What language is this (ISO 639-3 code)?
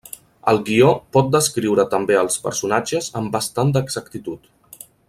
cat